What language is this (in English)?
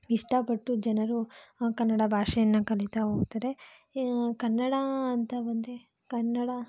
Kannada